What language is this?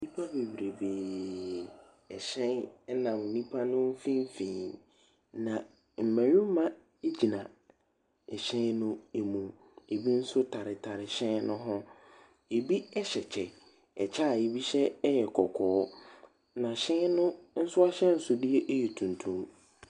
Akan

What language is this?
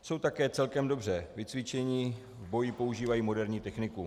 Czech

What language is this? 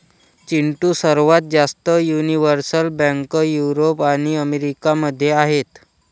Marathi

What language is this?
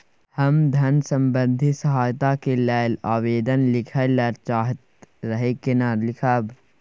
Maithili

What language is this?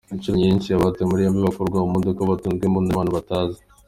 Kinyarwanda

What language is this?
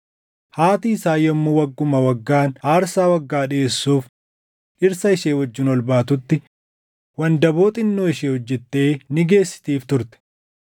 Oromo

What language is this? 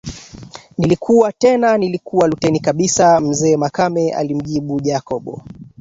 Swahili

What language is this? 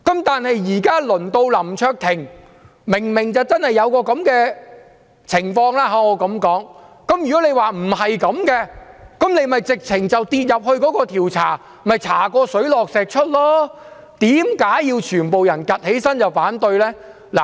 Cantonese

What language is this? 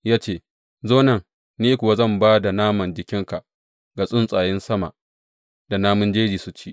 Hausa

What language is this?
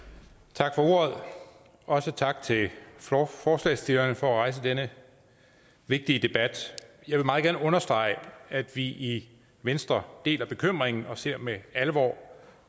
Danish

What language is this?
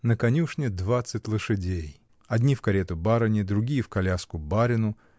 Russian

